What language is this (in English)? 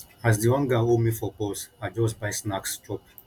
Nigerian Pidgin